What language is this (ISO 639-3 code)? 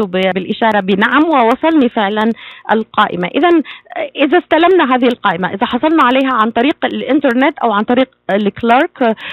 ara